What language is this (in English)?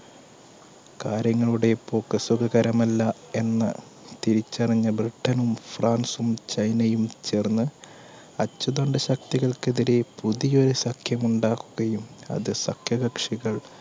Malayalam